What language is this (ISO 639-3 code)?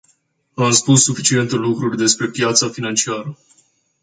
ron